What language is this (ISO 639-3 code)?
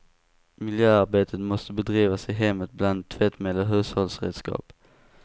swe